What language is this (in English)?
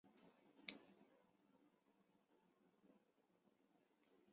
Chinese